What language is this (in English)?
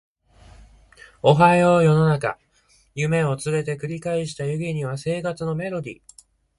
Japanese